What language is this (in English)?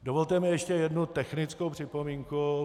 Czech